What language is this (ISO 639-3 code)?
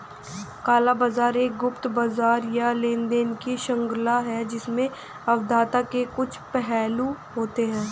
hin